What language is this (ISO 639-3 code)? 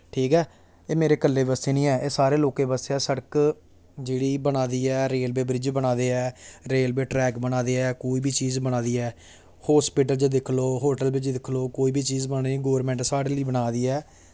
doi